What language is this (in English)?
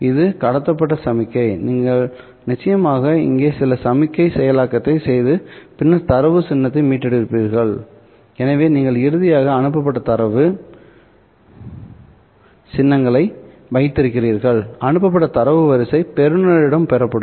Tamil